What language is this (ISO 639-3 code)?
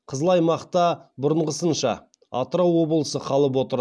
kaz